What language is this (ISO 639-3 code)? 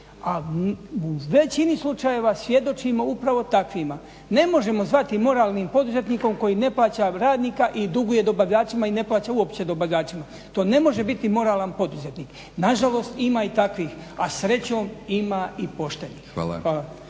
hrv